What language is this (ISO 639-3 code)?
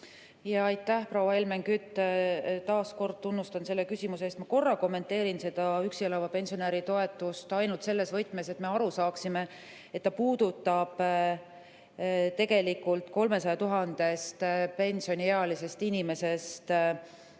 est